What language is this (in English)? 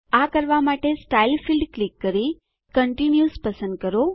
Gujarati